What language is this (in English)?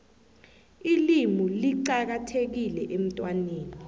South Ndebele